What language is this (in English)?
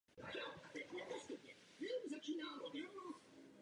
Czech